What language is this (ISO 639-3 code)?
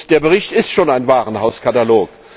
deu